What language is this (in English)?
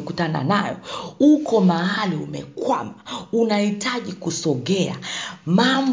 Swahili